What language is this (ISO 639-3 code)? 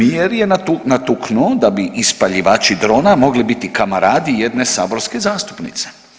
hrv